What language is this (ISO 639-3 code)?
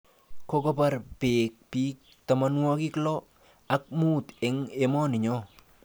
kln